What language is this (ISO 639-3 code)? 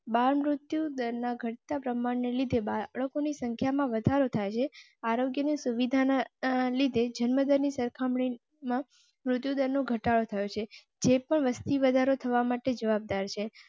guj